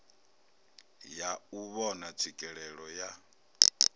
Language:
Venda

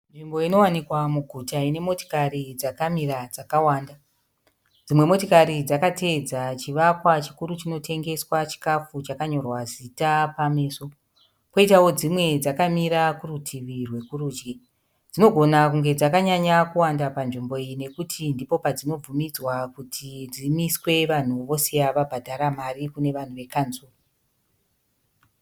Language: Shona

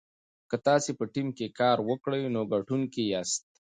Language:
Pashto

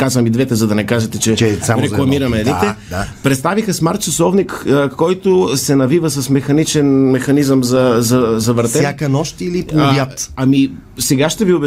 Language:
Bulgarian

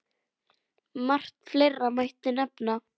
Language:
Icelandic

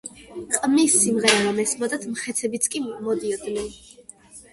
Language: Georgian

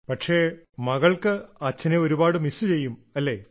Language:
Malayalam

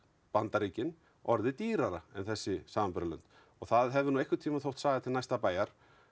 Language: Icelandic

